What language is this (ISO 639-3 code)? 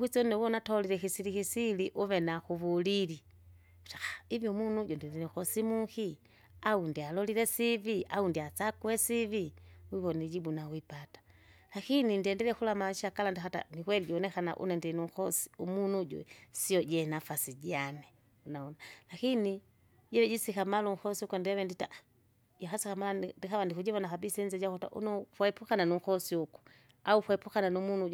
zga